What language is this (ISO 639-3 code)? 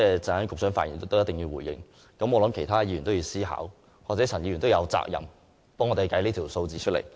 yue